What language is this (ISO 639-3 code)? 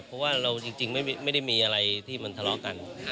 tha